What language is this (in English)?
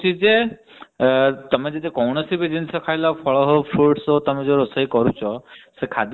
Odia